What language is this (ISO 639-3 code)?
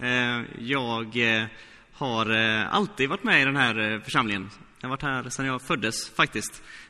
swe